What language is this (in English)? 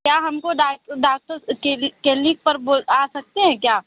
Urdu